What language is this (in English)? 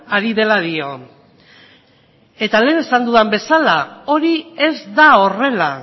Basque